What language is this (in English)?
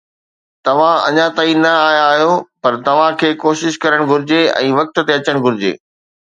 Sindhi